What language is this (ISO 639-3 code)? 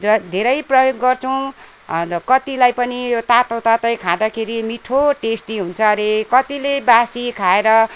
nep